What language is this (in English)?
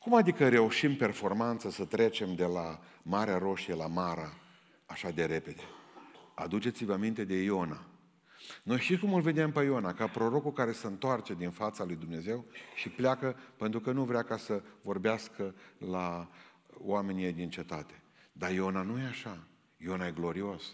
Romanian